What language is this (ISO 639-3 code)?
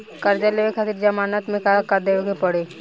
bho